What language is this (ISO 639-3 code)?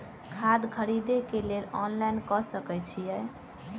mai